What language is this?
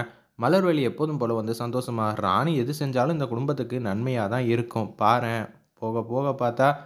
Romanian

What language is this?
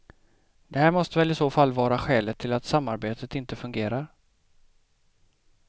Swedish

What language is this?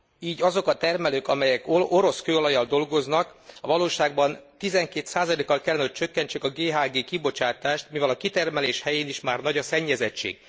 Hungarian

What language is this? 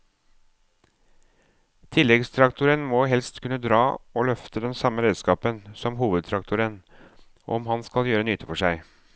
Norwegian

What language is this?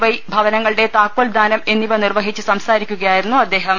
Malayalam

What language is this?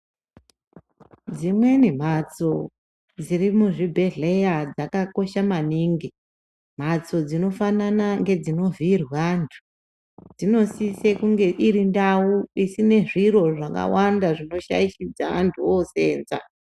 Ndau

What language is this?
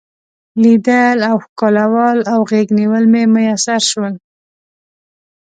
Pashto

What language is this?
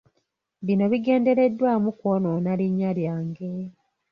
Ganda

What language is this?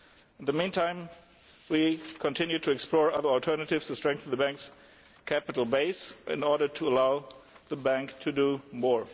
English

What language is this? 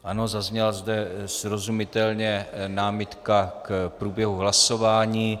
Czech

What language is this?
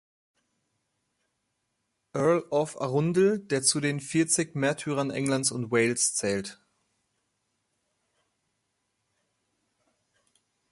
German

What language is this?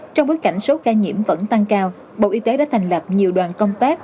Vietnamese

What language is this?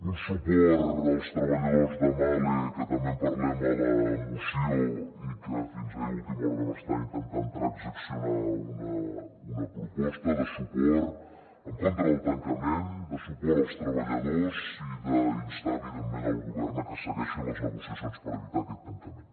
Catalan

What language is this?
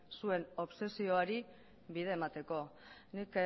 Basque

